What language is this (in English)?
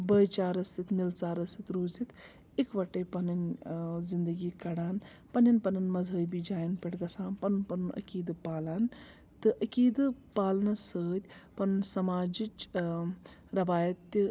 Kashmiri